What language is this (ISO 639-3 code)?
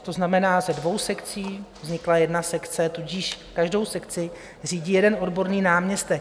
ces